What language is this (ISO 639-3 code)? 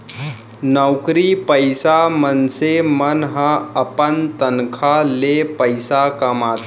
hne